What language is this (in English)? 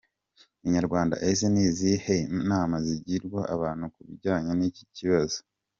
Kinyarwanda